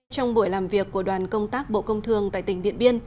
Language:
Vietnamese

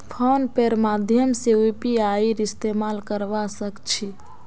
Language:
Magahi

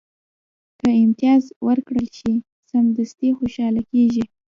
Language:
Pashto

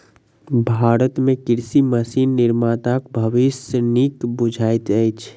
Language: Maithili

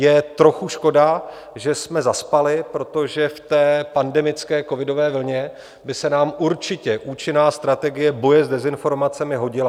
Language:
Czech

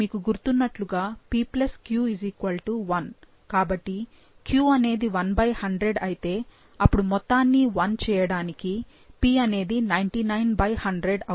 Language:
Telugu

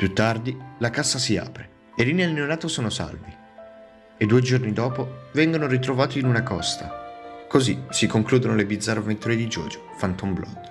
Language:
Italian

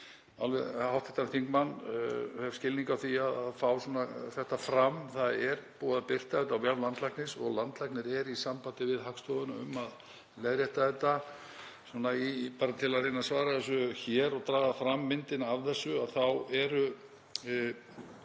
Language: Icelandic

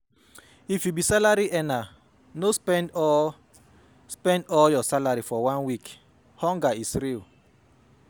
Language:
Nigerian Pidgin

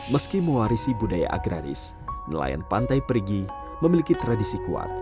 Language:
Indonesian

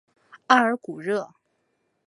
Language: Chinese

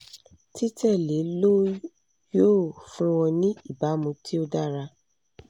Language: Yoruba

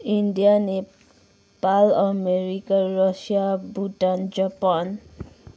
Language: Nepali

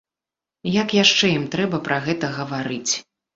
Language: Belarusian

